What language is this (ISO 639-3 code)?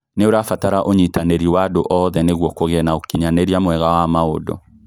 kik